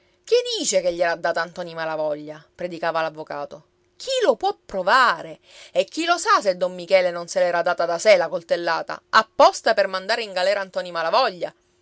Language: Italian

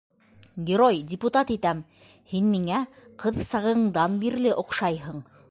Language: Bashkir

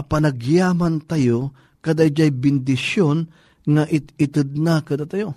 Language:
Filipino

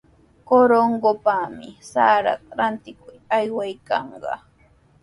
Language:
Sihuas Ancash Quechua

